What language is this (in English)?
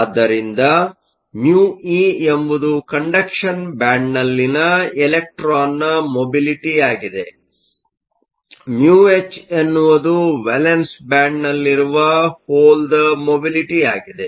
Kannada